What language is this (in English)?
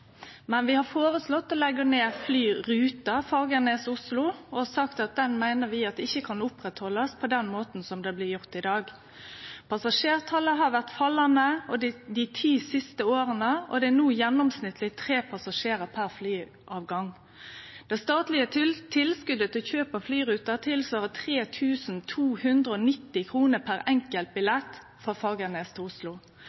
Norwegian Nynorsk